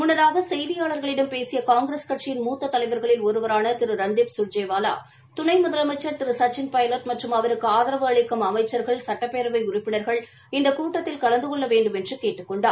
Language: Tamil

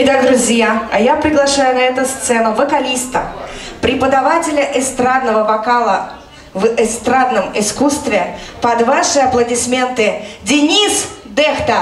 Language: Russian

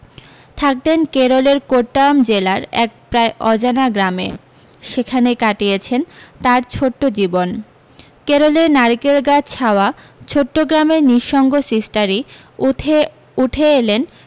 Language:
Bangla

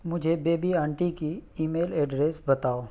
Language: Urdu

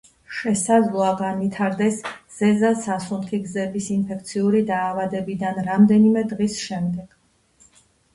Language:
Georgian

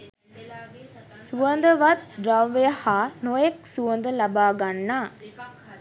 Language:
Sinhala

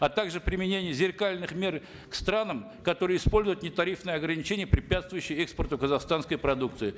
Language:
Kazakh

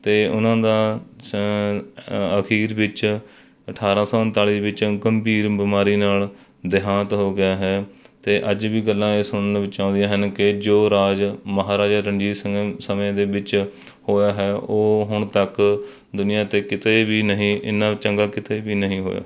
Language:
Punjabi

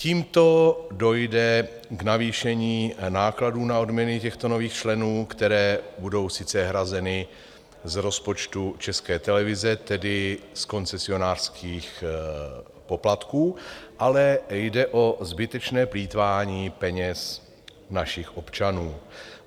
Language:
Czech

